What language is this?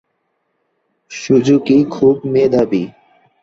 Bangla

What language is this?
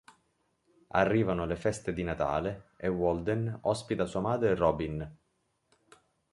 Italian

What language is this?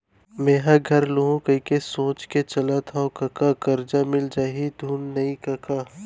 Chhattisgarhi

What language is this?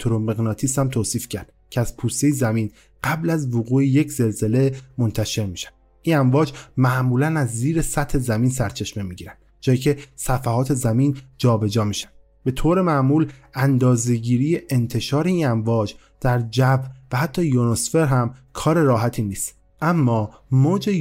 Persian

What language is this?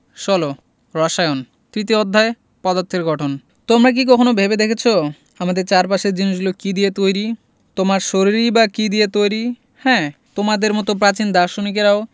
Bangla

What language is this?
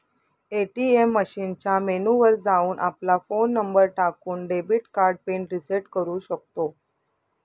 Marathi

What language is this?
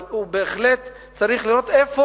Hebrew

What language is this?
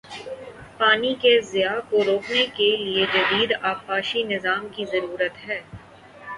Urdu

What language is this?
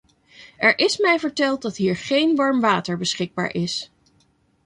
Dutch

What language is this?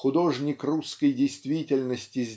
Russian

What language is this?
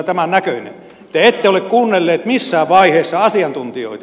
Finnish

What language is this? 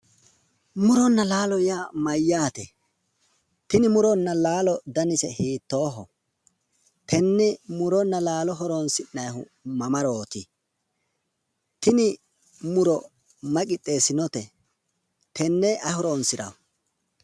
Sidamo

